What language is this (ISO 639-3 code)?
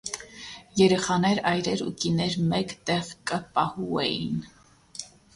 hye